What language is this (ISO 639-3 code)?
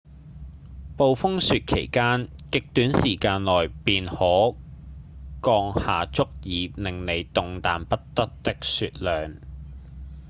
yue